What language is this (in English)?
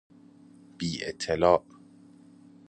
Persian